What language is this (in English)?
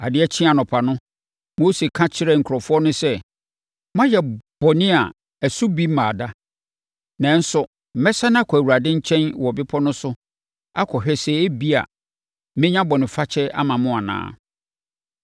Akan